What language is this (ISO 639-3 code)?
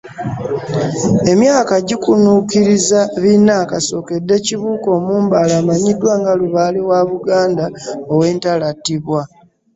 lug